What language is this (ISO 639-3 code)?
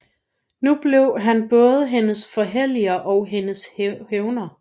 dan